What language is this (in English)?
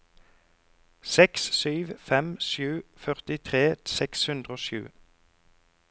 Norwegian